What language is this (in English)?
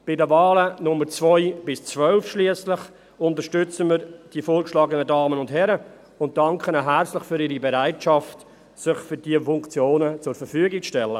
Swiss German